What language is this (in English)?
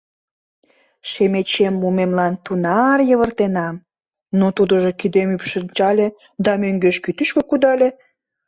Mari